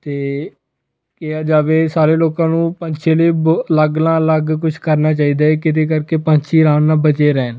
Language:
Punjabi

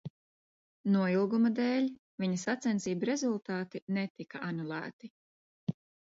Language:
Latvian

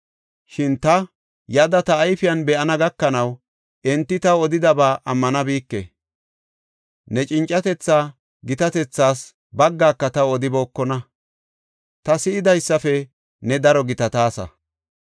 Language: Gofa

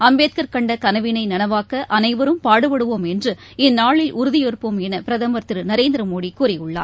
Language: Tamil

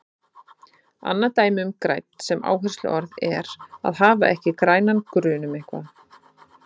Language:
Icelandic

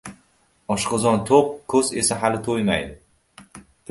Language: Uzbek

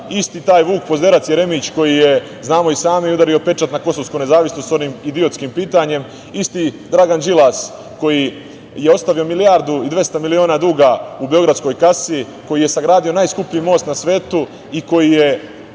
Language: Serbian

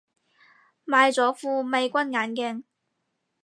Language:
Cantonese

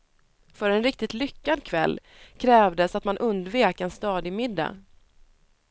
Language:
Swedish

